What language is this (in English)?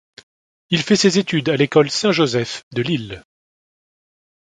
French